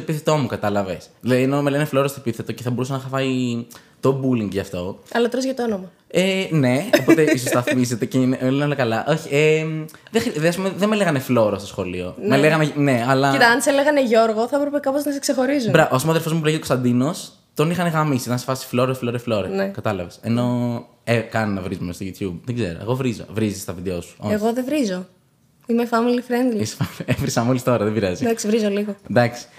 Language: Greek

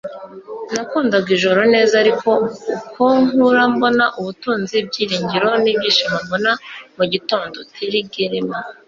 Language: Kinyarwanda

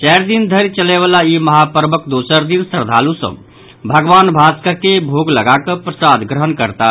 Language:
Maithili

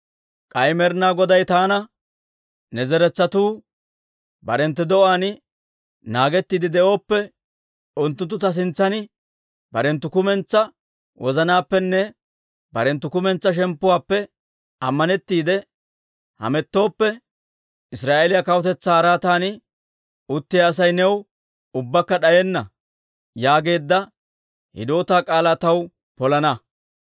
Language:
Dawro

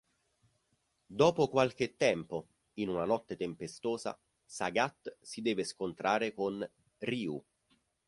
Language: Italian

